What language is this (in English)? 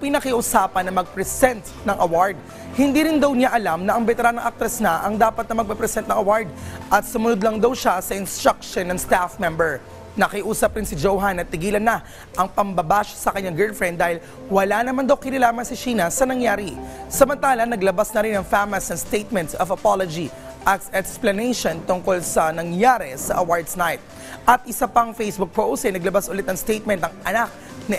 Filipino